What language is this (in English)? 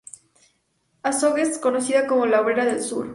Spanish